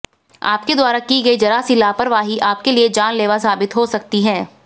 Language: Hindi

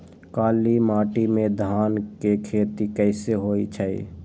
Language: Magahi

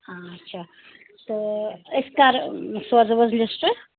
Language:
Kashmiri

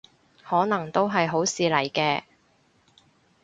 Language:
Cantonese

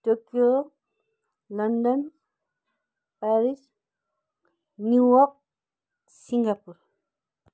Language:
Nepali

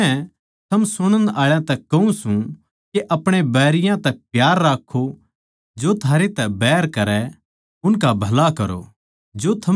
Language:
Haryanvi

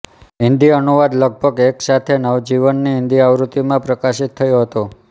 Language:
Gujarati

